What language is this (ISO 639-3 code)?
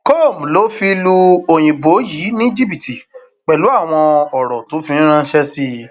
yor